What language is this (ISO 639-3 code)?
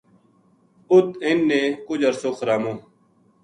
gju